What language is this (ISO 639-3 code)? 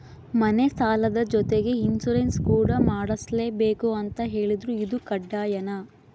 kan